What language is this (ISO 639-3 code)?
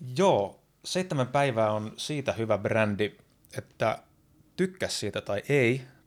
fin